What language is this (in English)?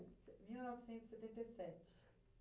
Portuguese